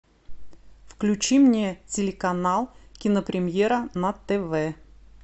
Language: Russian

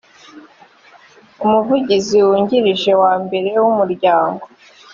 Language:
Kinyarwanda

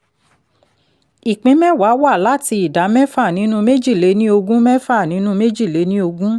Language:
Yoruba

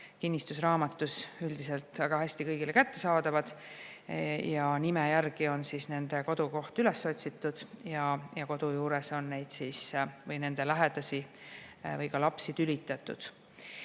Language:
Estonian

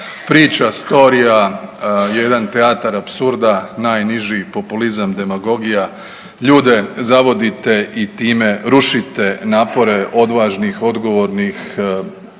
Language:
Croatian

